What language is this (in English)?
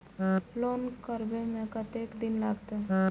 Maithili